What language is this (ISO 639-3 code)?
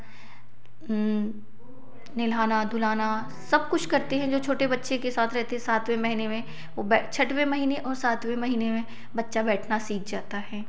hin